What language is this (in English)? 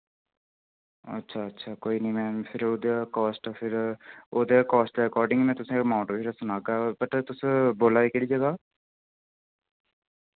Dogri